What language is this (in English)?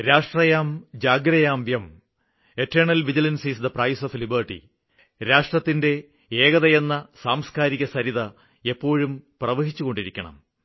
Malayalam